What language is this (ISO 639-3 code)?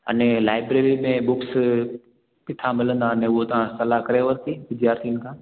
snd